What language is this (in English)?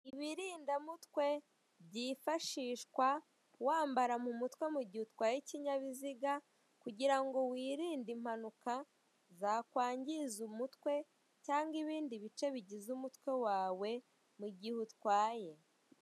Kinyarwanda